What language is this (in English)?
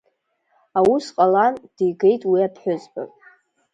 Abkhazian